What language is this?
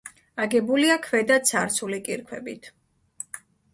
Georgian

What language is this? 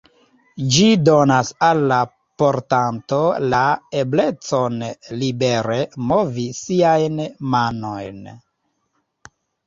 Esperanto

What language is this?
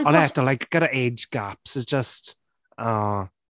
Welsh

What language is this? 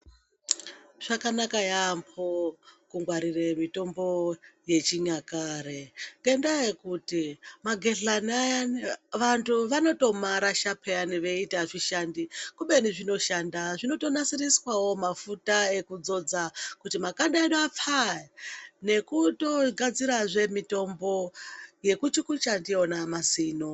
Ndau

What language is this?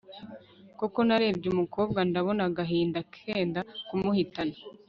Kinyarwanda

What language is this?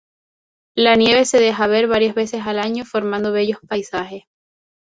Spanish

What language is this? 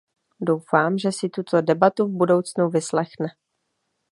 Czech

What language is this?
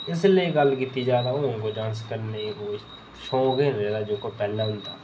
Dogri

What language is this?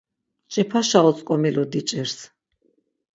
Laz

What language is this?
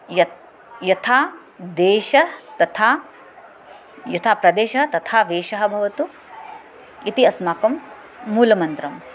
Sanskrit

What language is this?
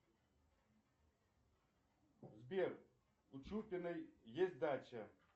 Russian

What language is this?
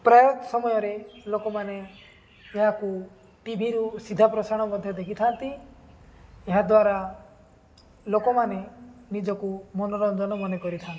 Odia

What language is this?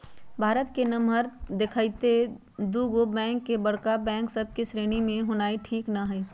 Magahi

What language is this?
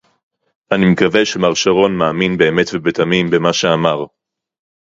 Hebrew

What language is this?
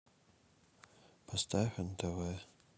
Russian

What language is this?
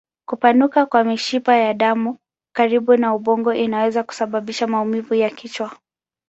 Swahili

